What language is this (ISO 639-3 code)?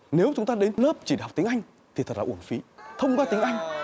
vie